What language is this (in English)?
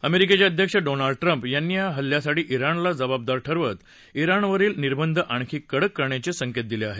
Marathi